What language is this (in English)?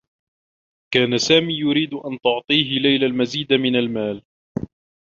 Arabic